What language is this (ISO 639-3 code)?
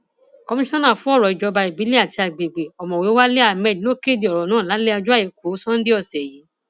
yor